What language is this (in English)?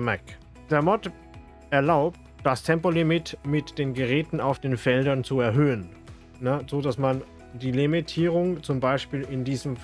German